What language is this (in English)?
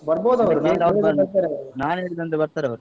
Kannada